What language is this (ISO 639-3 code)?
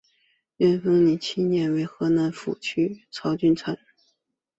zho